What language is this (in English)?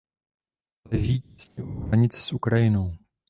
Czech